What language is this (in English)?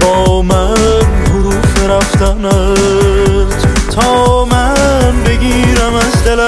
Persian